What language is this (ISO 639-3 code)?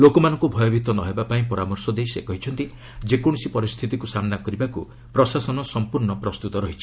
ori